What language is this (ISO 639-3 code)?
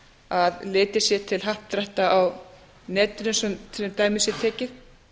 isl